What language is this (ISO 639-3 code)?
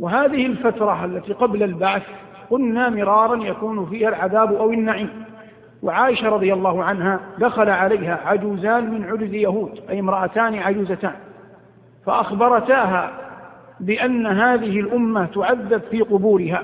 ara